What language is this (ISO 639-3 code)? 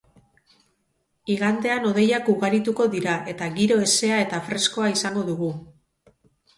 eus